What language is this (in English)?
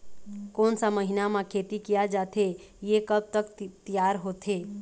Chhattisgarhi